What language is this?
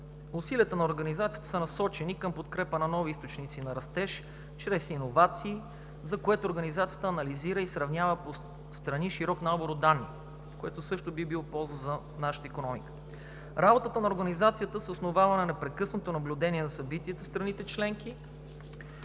Bulgarian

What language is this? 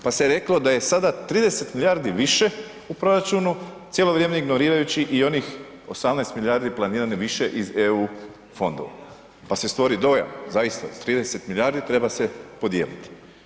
Croatian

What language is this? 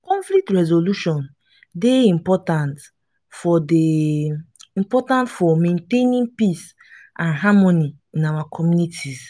Nigerian Pidgin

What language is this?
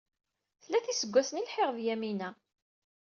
Kabyle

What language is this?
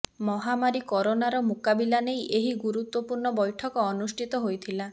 Odia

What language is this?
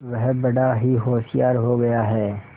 Hindi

